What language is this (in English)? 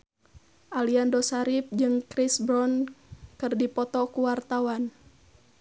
Sundanese